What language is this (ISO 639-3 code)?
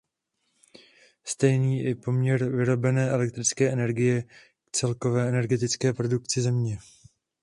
ces